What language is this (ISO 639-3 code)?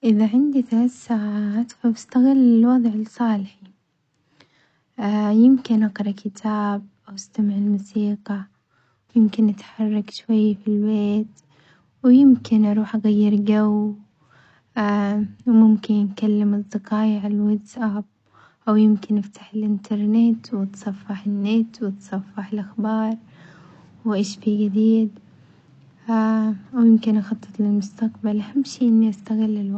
acx